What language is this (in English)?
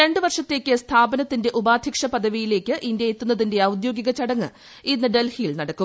Malayalam